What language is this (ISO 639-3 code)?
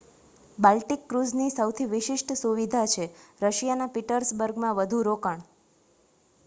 guj